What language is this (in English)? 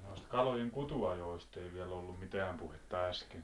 Finnish